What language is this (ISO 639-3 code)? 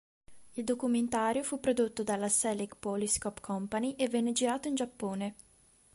ita